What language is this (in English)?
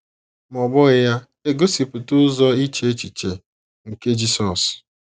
Igbo